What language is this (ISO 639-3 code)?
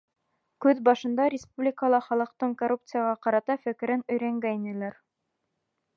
bak